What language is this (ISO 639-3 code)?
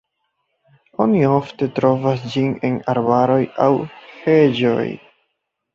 epo